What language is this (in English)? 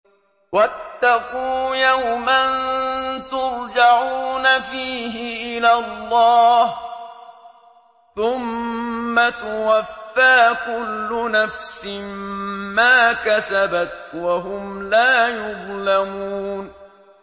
Arabic